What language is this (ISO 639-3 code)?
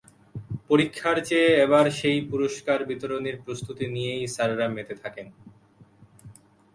ben